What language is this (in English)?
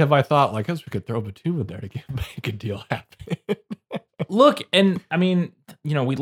English